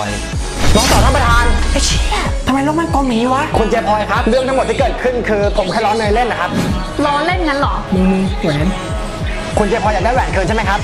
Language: Thai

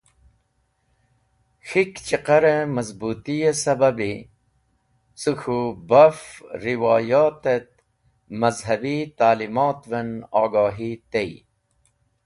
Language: Wakhi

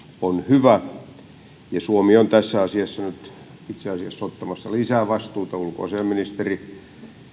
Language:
Finnish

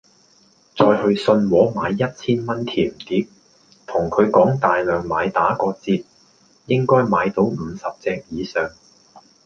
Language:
Cantonese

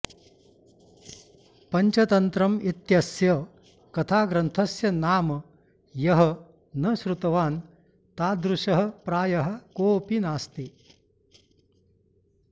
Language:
Sanskrit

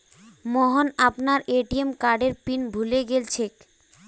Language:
Magahi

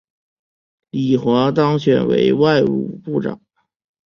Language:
Chinese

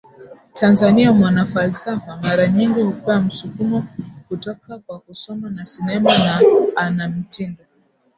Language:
Swahili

